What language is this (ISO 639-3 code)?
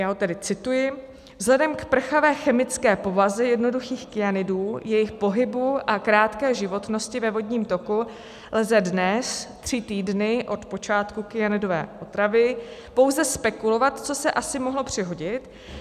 ces